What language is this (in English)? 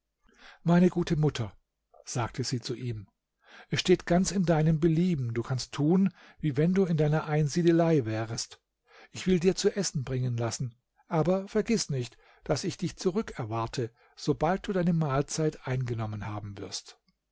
German